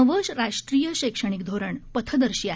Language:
Marathi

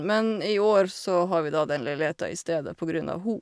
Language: Norwegian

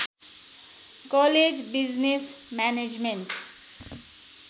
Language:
Nepali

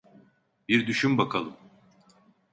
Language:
Turkish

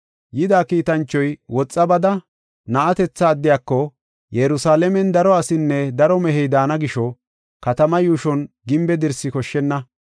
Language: Gofa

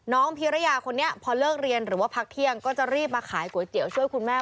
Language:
Thai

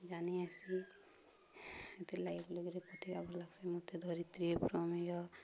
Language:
Odia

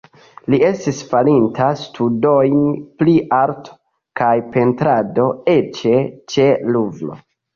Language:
Esperanto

